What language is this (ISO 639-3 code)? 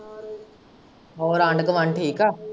pan